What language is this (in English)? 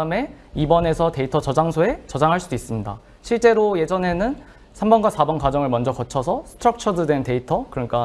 Korean